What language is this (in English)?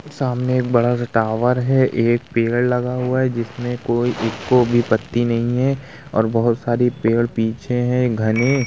Hindi